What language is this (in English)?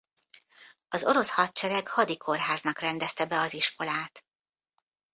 Hungarian